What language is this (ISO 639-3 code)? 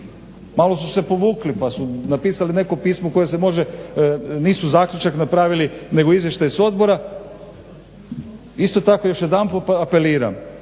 hrv